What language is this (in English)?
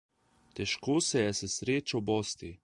Slovenian